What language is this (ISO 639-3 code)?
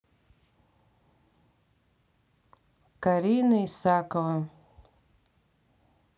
rus